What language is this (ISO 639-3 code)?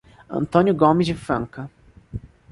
por